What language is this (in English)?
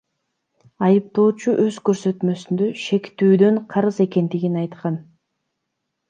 Kyrgyz